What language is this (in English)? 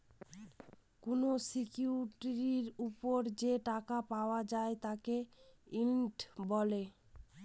Bangla